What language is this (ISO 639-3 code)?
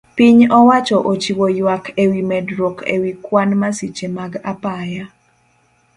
luo